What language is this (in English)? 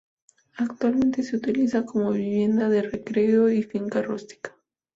Spanish